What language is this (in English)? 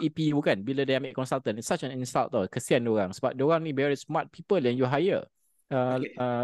Malay